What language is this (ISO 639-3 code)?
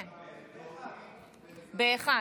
heb